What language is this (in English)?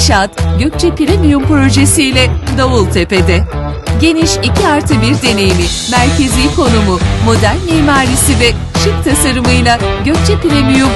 Turkish